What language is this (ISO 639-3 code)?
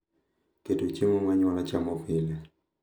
luo